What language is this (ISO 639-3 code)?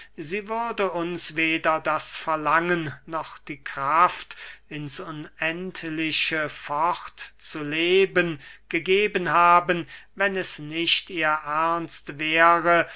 deu